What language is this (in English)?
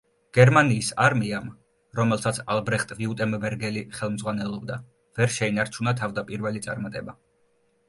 Georgian